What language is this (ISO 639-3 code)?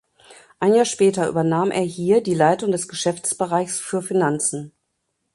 deu